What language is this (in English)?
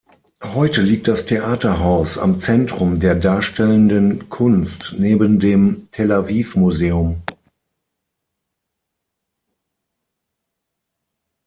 German